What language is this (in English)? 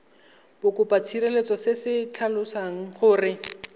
Tswana